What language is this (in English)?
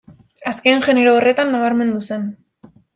Basque